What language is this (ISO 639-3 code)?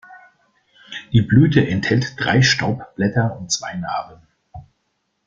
deu